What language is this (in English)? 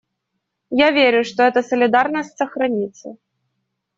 Russian